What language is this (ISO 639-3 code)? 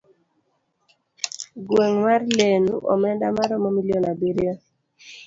luo